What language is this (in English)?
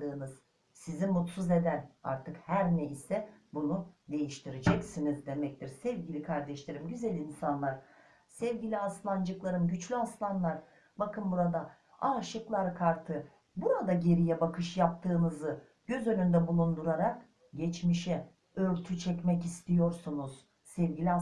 Turkish